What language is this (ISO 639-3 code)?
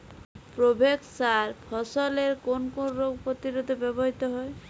ben